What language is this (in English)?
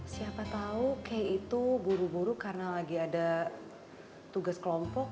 Indonesian